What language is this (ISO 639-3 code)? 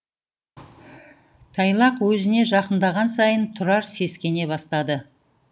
kaz